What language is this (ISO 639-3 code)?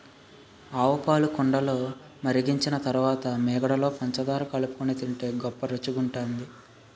tel